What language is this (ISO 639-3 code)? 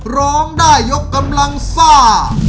tha